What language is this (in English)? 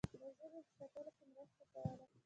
Pashto